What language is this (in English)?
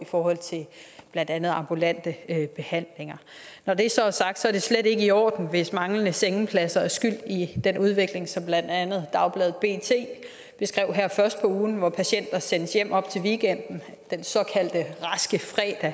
Danish